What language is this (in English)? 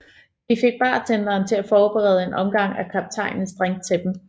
Danish